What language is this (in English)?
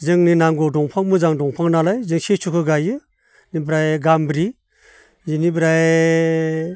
Bodo